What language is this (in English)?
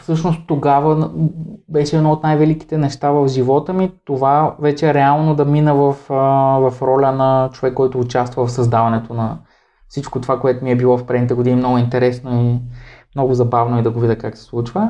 Bulgarian